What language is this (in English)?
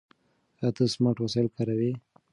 Pashto